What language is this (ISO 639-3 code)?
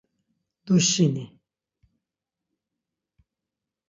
lzz